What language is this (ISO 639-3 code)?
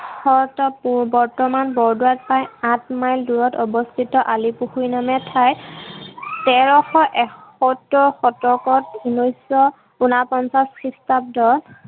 asm